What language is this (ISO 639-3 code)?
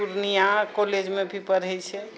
mai